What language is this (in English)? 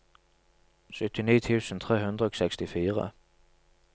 Norwegian